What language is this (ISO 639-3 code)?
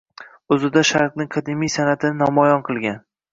uzb